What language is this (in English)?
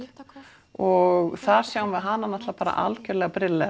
Icelandic